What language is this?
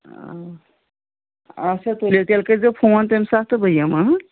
Kashmiri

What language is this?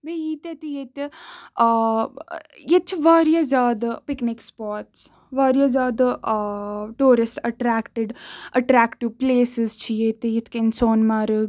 Kashmiri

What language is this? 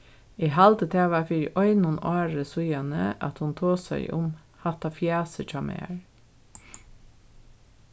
Faroese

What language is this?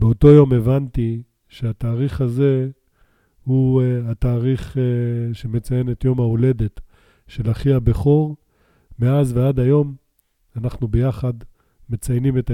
Hebrew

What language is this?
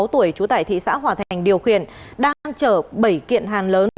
Vietnamese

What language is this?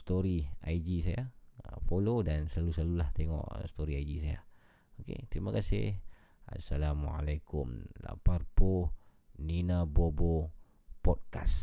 Malay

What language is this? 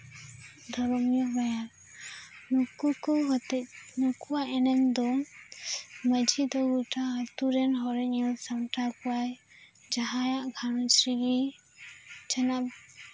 Santali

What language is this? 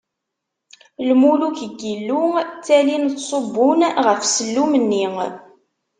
Kabyle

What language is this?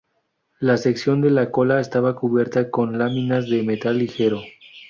Spanish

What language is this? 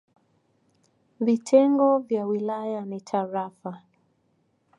Swahili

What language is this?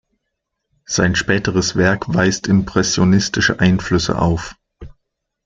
German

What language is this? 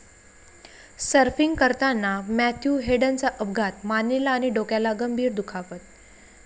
Marathi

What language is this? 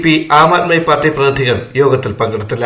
Malayalam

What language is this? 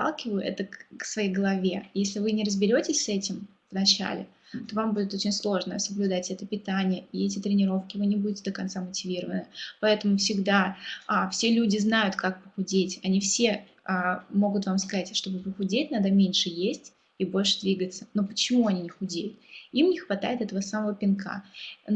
Russian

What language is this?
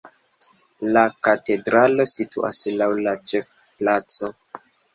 Esperanto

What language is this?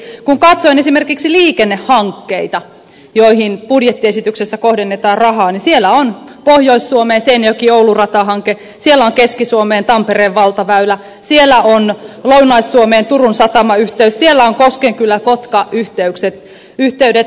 Finnish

